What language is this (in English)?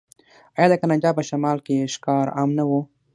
Pashto